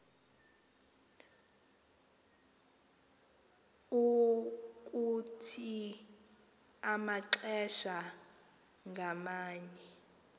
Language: Xhosa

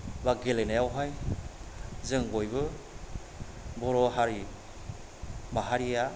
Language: Bodo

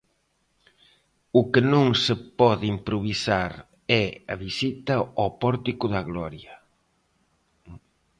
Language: Galician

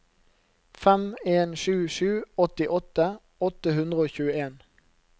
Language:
Norwegian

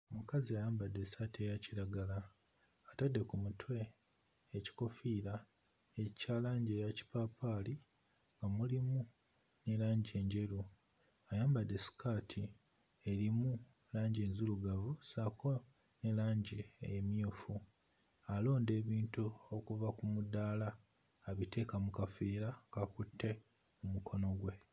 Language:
Ganda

